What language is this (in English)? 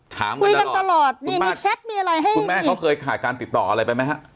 Thai